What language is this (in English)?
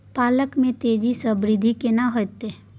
Maithili